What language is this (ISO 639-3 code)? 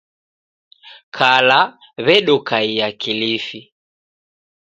dav